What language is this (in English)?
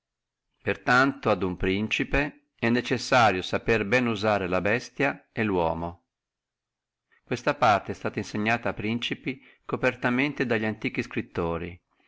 Italian